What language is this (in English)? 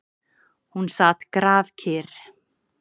Icelandic